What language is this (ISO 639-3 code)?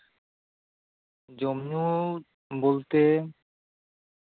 sat